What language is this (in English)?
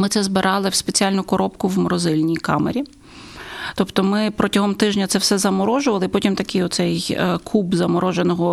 Ukrainian